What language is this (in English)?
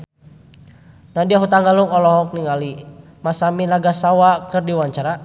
Sundanese